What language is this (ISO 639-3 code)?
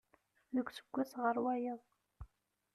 kab